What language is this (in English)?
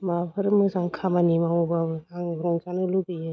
Bodo